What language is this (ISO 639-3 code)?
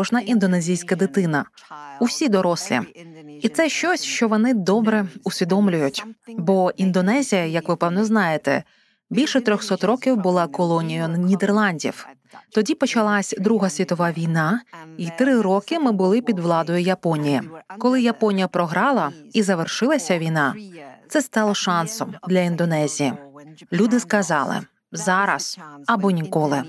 ukr